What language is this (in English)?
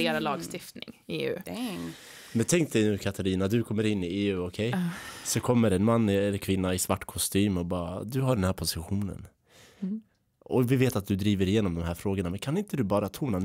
Swedish